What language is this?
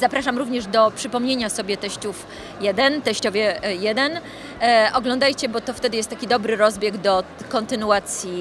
Polish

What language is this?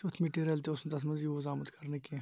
Kashmiri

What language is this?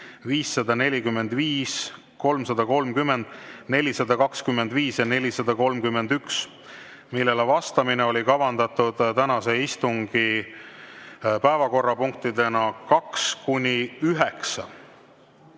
Estonian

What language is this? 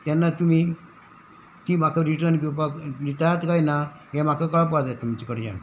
Konkani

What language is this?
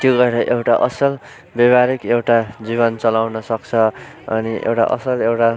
Nepali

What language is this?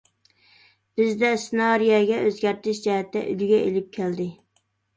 Uyghur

